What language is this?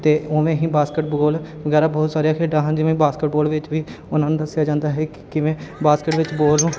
Punjabi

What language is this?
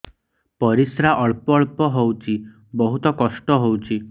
Odia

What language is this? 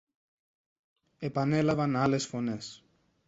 Greek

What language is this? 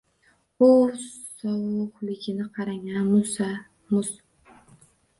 Uzbek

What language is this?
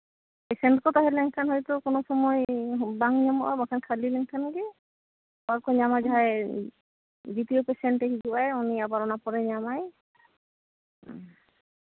Santali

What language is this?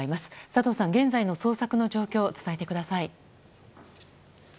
Japanese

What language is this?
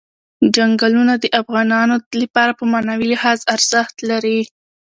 Pashto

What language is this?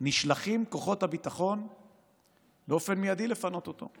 Hebrew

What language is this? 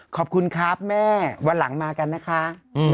Thai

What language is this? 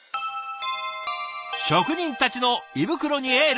Japanese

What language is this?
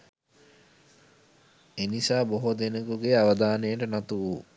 Sinhala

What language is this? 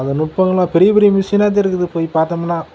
Tamil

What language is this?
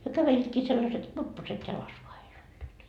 Finnish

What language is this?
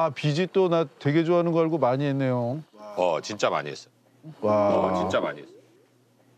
Korean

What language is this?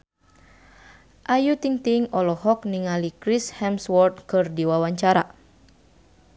Sundanese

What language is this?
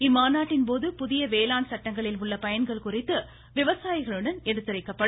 Tamil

